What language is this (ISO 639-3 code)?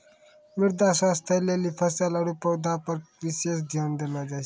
mai